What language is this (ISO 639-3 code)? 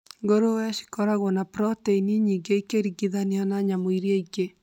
kik